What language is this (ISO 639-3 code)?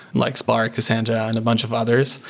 eng